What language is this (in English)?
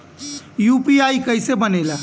Bhojpuri